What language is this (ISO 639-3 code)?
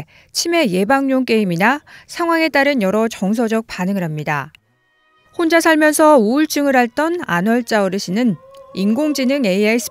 kor